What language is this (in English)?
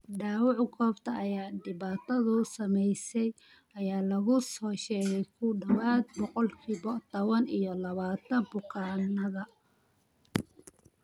Somali